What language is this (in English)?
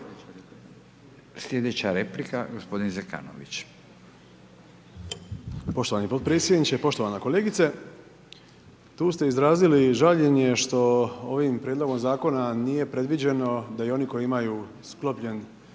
Croatian